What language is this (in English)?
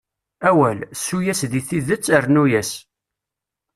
Kabyle